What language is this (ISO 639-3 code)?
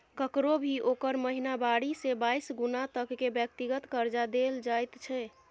mai